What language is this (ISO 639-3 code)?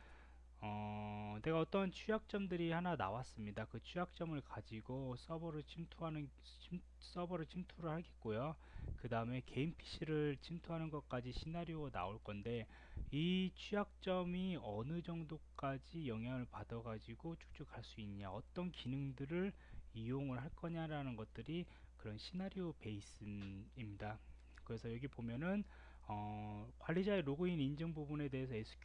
kor